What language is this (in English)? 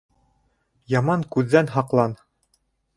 Bashkir